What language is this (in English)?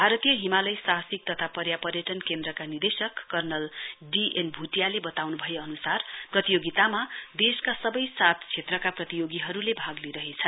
Nepali